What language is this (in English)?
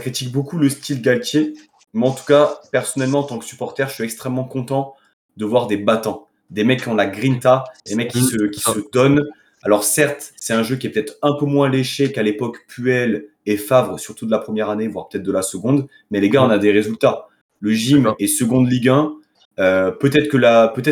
French